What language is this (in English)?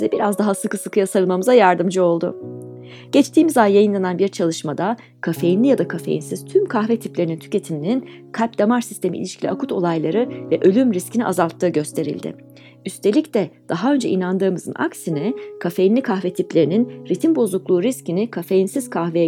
Turkish